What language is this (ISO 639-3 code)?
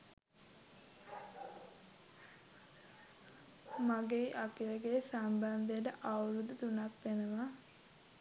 sin